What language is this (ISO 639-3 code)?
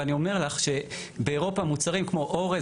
heb